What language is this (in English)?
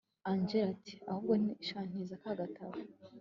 Kinyarwanda